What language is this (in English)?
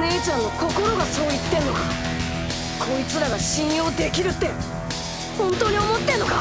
Japanese